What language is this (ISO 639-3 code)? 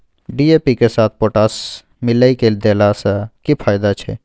mai